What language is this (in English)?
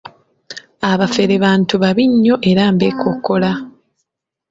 Ganda